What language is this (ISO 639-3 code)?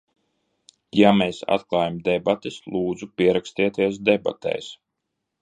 lav